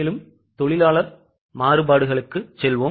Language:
Tamil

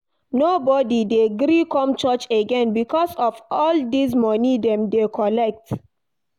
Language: Nigerian Pidgin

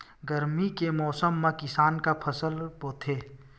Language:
Chhattisgarhi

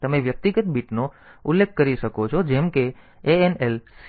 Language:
Gujarati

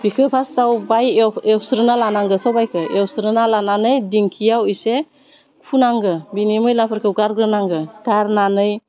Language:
Bodo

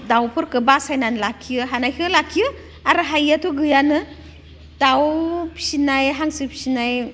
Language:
Bodo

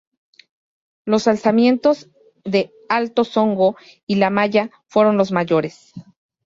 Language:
Spanish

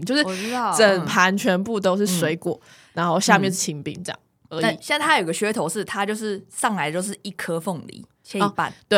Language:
Chinese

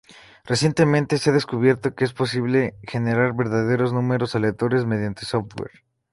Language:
Spanish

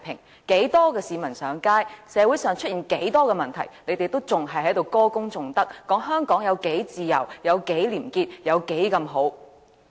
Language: Cantonese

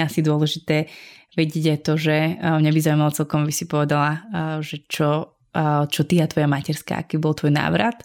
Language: Slovak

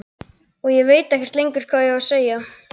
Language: Icelandic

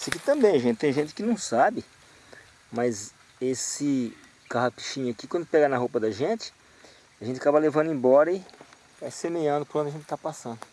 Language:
Portuguese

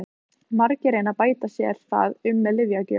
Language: Icelandic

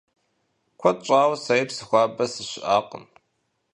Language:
Kabardian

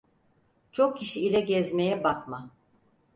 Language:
Turkish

